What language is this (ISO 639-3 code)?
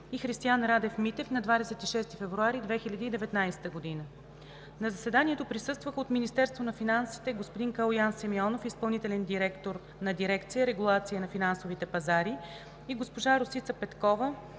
bul